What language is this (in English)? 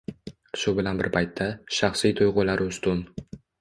Uzbek